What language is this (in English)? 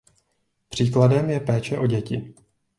Czech